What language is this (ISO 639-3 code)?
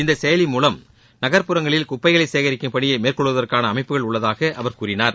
tam